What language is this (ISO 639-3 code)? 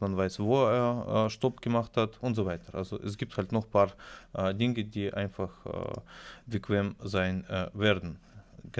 deu